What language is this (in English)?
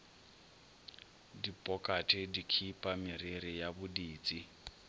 Northern Sotho